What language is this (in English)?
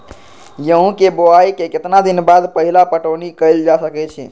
Magahi